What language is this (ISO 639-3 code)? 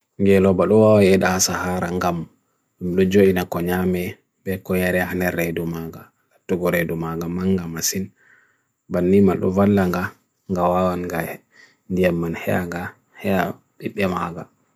fui